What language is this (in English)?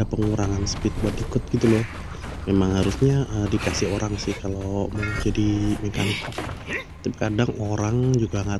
Indonesian